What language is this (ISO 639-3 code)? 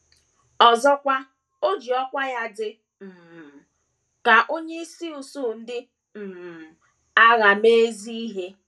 ibo